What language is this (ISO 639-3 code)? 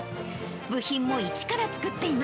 jpn